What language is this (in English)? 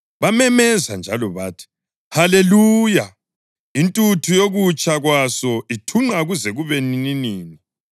North Ndebele